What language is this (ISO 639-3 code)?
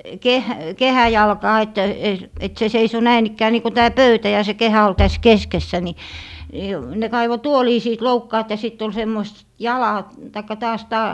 fin